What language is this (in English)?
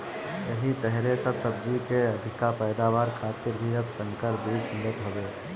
Bhojpuri